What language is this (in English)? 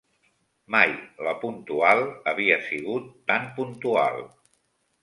Catalan